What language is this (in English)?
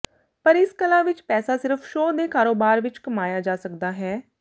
Punjabi